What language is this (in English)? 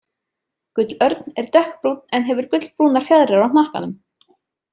Icelandic